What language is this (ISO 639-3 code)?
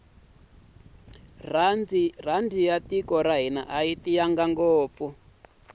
tso